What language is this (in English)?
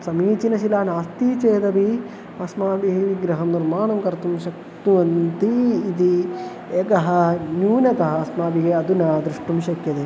Sanskrit